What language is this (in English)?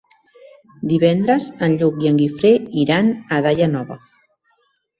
Catalan